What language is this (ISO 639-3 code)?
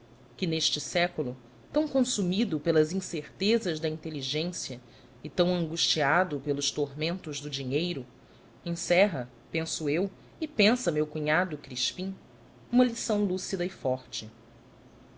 por